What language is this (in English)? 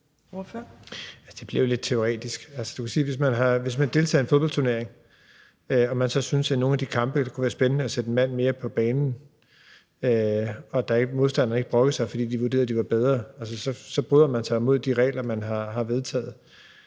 Danish